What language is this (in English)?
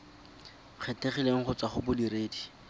Tswana